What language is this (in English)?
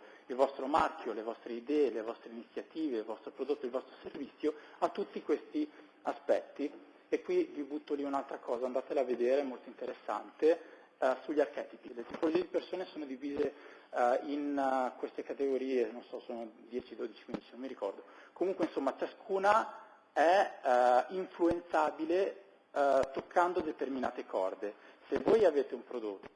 Italian